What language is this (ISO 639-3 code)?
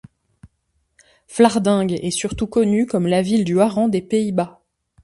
fra